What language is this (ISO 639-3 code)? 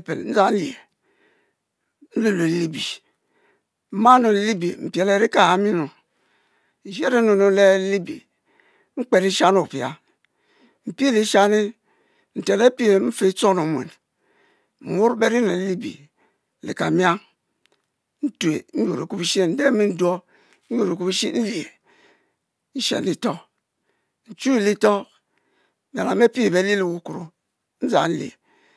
mfo